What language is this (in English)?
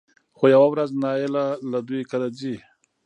Pashto